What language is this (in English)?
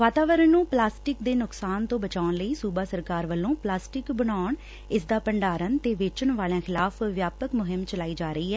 Punjabi